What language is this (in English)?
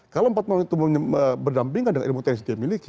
Indonesian